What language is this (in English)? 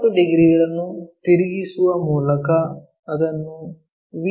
Kannada